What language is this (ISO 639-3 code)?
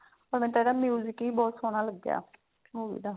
pan